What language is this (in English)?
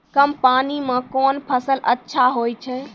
Maithili